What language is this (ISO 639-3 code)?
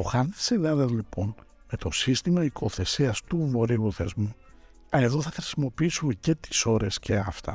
ell